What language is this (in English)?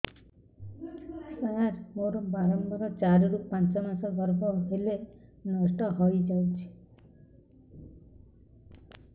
Odia